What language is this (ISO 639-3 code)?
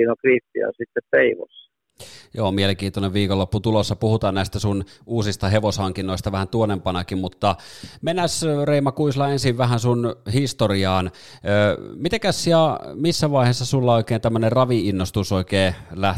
fin